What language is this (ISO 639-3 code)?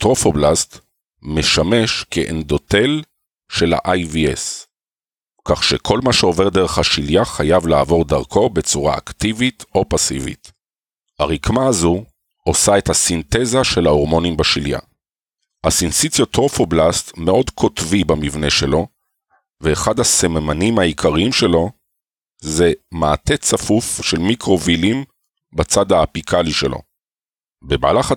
heb